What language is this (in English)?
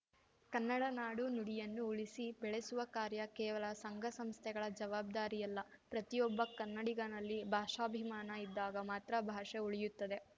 Kannada